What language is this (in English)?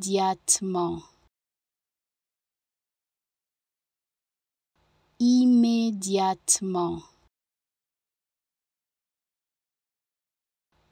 Polish